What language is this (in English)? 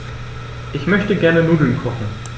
German